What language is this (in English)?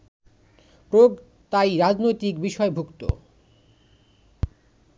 Bangla